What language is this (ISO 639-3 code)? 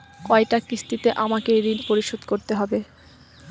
ben